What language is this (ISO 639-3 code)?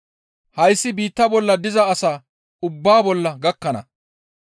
gmv